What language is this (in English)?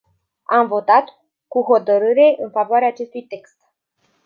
Romanian